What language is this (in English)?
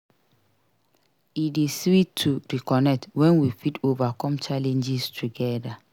Nigerian Pidgin